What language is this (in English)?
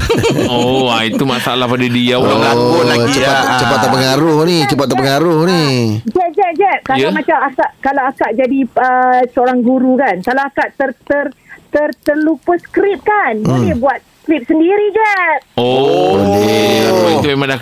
Malay